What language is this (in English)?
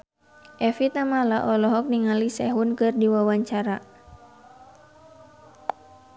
Sundanese